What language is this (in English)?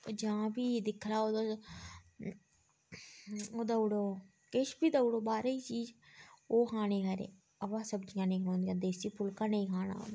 Dogri